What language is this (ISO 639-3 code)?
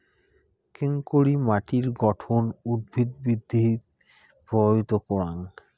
ben